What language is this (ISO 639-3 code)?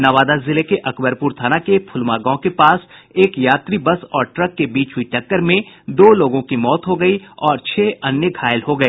hin